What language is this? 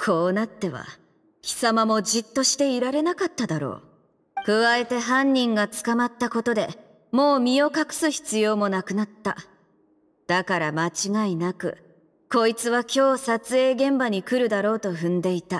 Japanese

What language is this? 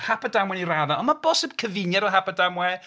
Welsh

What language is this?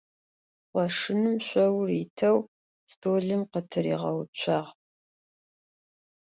Adyghe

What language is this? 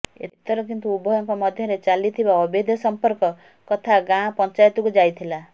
Odia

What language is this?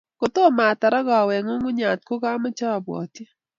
Kalenjin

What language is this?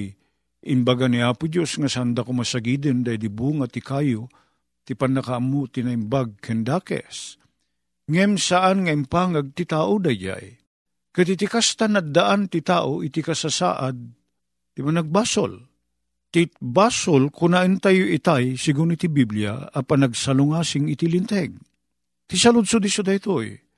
Filipino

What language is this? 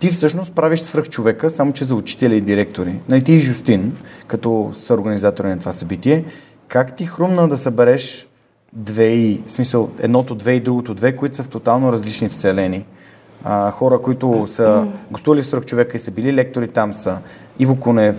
Bulgarian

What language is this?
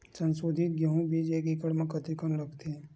Chhattisgarhi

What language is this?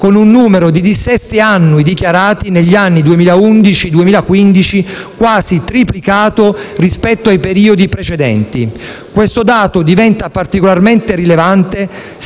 Italian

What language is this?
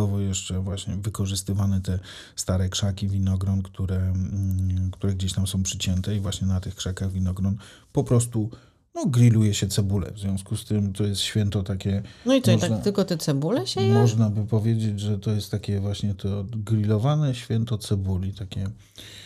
Polish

